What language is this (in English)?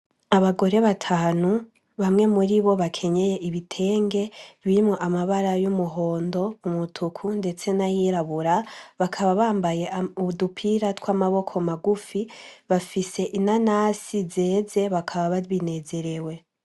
Rundi